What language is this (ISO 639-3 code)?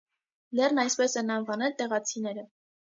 hye